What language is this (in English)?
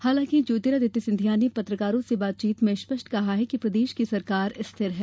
Hindi